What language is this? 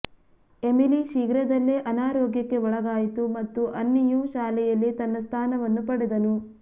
Kannada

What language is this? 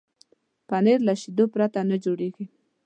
Pashto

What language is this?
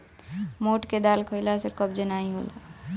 Bhojpuri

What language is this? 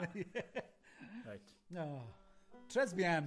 Welsh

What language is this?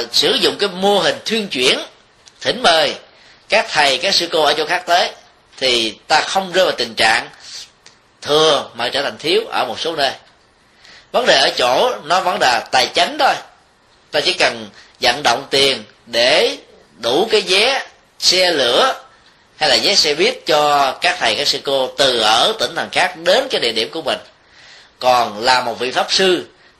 Vietnamese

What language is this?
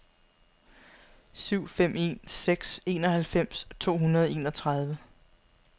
Danish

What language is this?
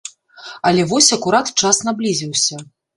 Belarusian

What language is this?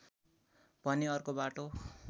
Nepali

